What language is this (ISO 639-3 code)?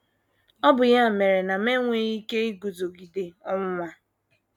ibo